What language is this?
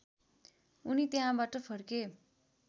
Nepali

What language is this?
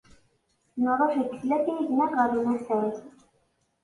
Kabyle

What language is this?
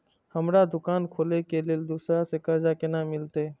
Maithili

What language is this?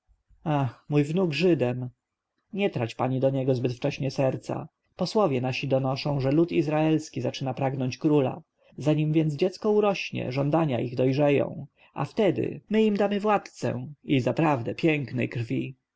Polish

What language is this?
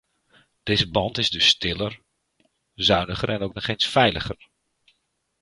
Dutch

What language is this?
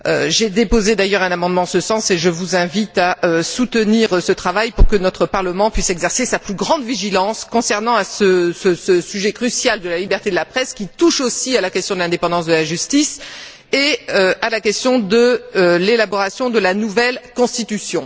French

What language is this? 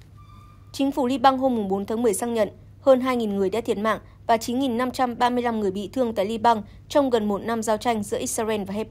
Vietnamese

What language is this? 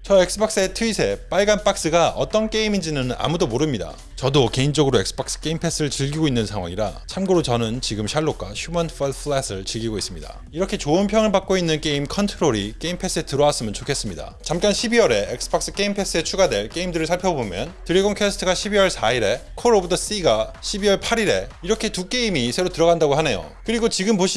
Korean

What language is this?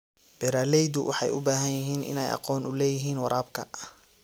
Somali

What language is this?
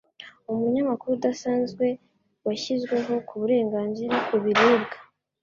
Kinyarwanda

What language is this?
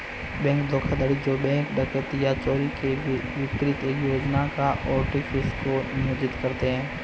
Hindi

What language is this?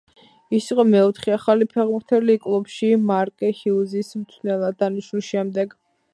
Georgian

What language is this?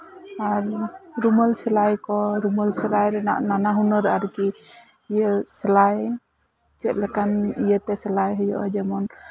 Santali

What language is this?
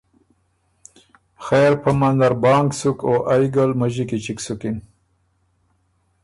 Ormuri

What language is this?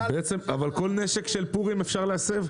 Hebrew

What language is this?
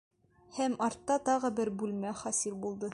Bashkir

